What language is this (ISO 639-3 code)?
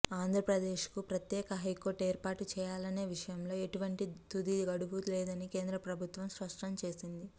tel